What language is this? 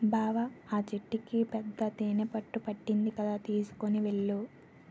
Telugu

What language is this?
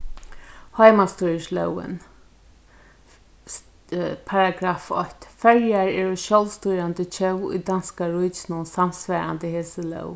Faroese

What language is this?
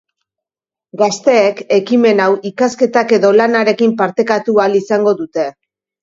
Basque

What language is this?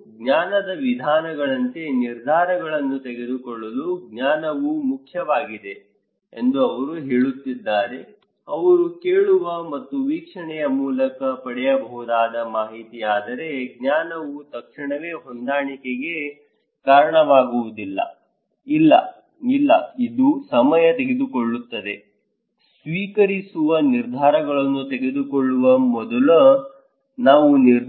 Kannada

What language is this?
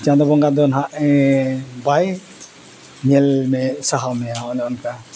Santali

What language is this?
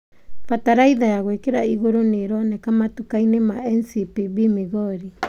Kikuyu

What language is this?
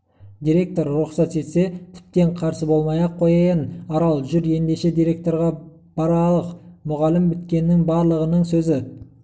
Kazakh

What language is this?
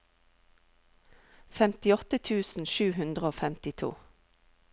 Norwegian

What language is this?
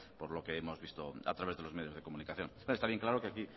Spanish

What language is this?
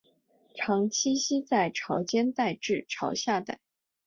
Chinese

